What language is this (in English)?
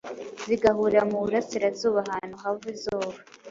Kinyarwanda